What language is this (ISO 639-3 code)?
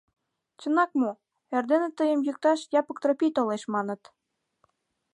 chm